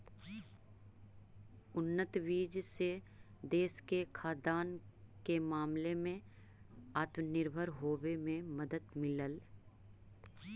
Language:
Magahi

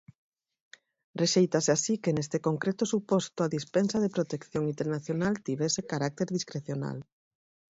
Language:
Galician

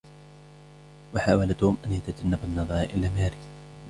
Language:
Arabic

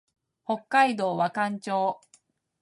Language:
Japanese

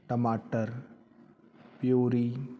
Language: Punjabi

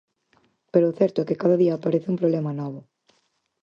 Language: Galician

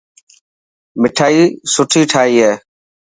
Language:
Dhatki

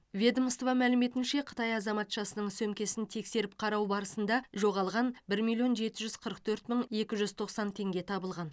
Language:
Kazakh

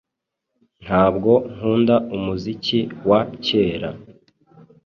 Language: Kinyarwanda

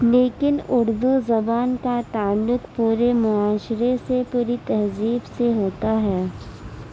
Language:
Urdu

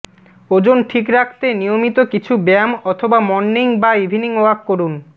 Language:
Bangla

